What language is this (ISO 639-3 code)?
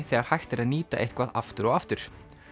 isl